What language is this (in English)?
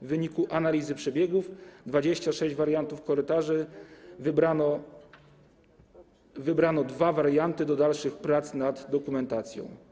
Polish